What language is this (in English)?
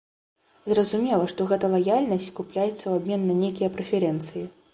Belarusian